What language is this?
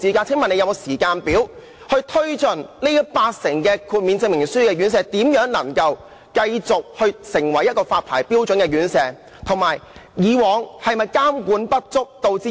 Cantonese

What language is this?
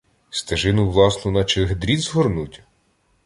Ukrainian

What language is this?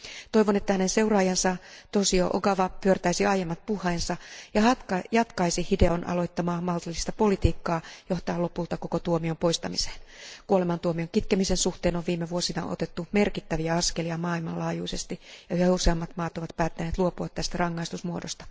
Finnish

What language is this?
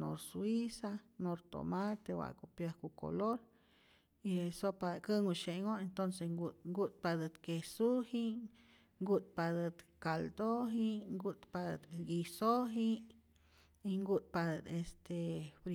Rayón Zoque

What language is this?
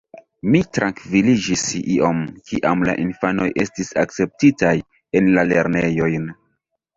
Esperanto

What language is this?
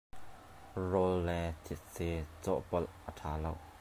Hakha Chin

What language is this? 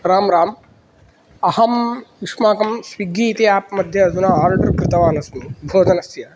Sanskrit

